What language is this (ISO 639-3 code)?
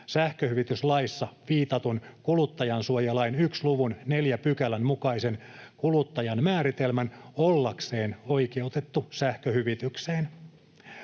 fin